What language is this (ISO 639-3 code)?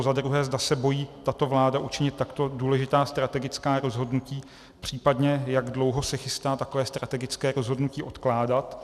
ces